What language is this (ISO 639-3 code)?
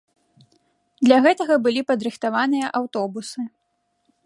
bel